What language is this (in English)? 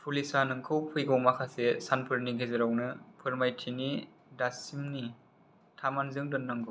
Bodo